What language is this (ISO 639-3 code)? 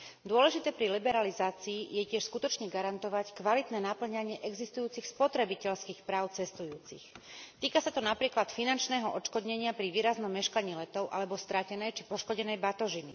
slk